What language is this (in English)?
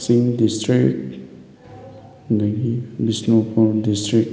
Manipuri